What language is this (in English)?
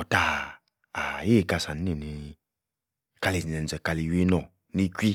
Yace